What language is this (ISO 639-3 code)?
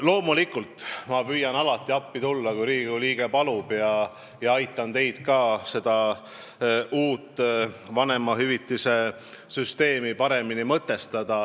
est